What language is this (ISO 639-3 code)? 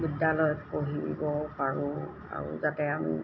asm